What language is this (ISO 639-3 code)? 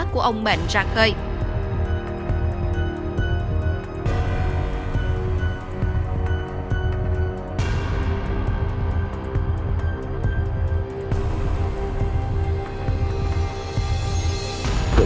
vie